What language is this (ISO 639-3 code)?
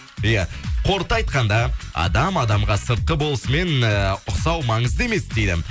kaz